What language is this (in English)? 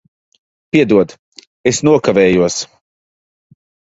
Latvian